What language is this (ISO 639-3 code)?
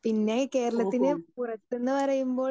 mal